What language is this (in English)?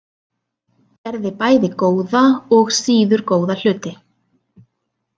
Icelandic